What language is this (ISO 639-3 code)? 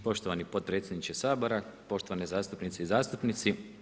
hrv